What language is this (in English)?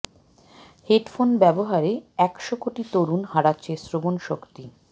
Bangla